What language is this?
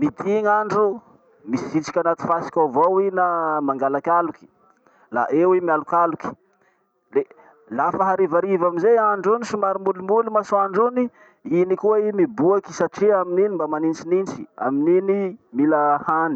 Masikoro Malagasy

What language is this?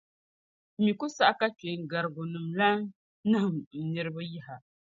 Dagbani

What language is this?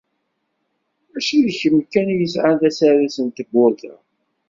Kabyle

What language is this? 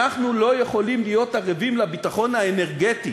Hebrew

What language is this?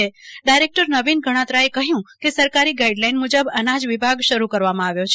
Gujarati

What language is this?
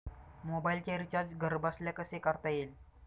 Marathi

